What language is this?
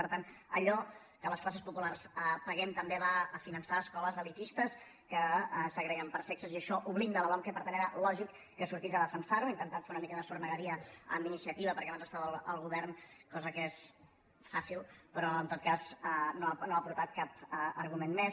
Catalan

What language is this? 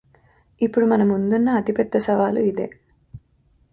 Telugu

